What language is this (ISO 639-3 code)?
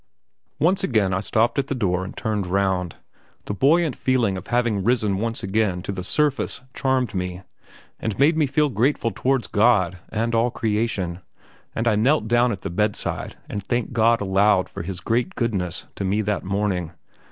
eng